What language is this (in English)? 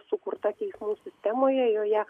Lithuanian